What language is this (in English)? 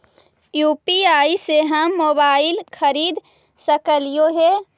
Magahi